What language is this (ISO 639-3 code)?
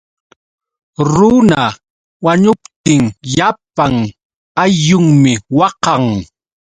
qux